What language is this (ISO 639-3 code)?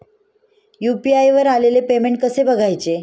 mar